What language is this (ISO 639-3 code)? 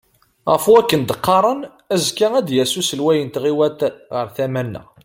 kab